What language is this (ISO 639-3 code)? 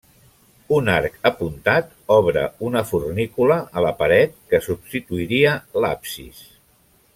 cat